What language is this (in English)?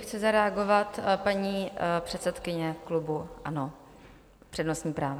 Czech